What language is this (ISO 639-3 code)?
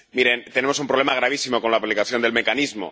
spa